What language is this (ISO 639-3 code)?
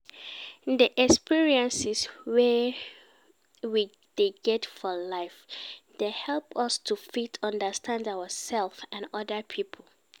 pcm